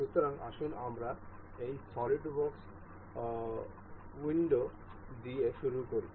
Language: Bangla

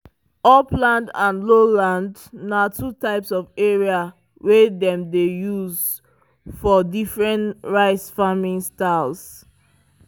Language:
Nigerian Pidgin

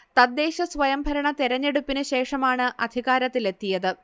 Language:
Malayalam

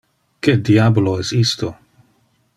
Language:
Interlingua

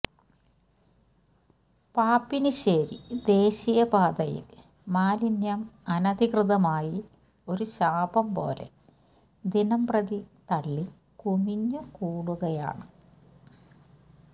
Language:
Malayalam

